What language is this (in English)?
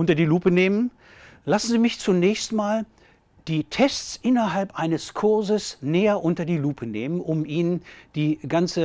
German